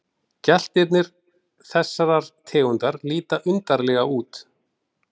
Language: Icelandic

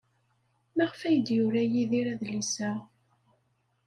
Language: Kabyle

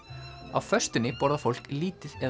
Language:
Icelandic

